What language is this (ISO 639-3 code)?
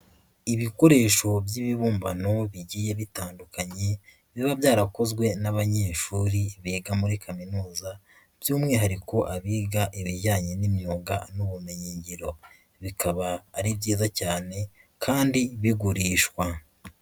kin